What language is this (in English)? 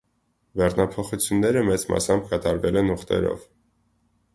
Armenian